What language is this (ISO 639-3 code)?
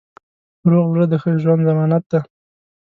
pus